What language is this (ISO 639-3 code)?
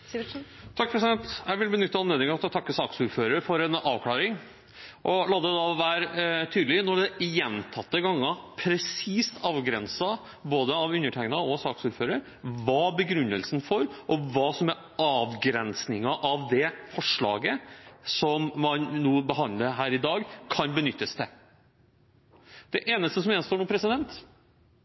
nob